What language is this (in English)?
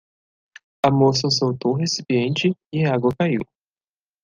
Portuguese